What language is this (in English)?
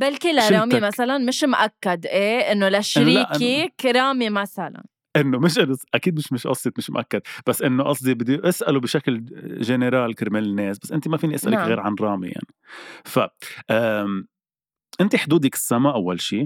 Arabic